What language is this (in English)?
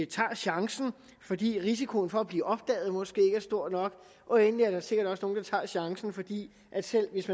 Danish